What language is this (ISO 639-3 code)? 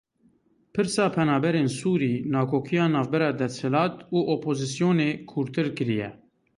kur